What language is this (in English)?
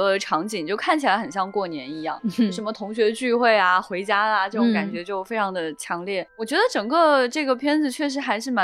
Chinese